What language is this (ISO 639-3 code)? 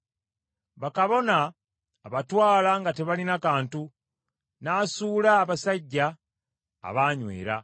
lug